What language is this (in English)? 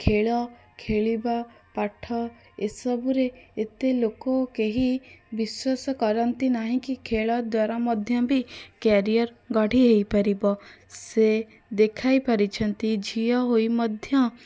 Odia